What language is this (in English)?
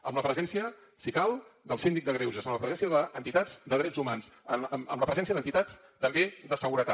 Catalan